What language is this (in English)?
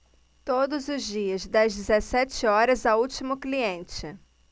Portuguese